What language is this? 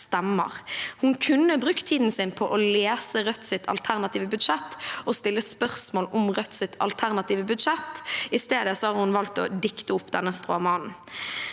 Norwegian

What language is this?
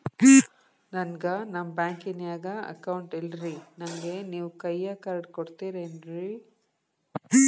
Kannada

